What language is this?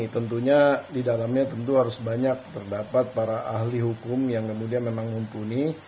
Indonesian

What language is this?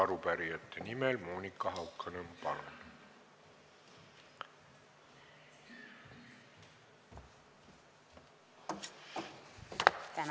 Estonian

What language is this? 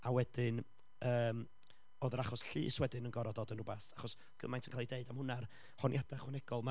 Welsh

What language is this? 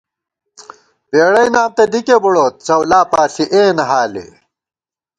Gawar-Bati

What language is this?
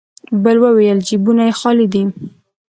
Pashto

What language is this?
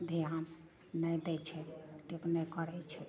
Maithili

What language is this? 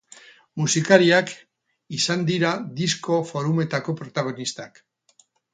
Basque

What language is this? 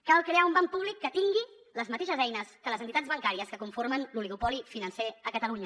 Catalan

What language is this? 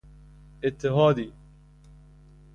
Persian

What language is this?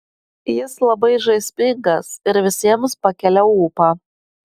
Lithuanian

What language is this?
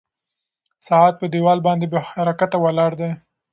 Pashto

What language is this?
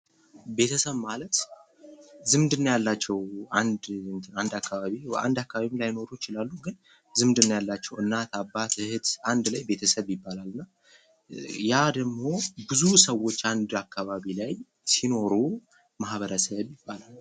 Amharic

